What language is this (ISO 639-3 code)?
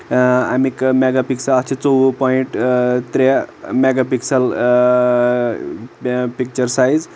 kas